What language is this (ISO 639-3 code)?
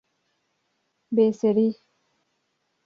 kur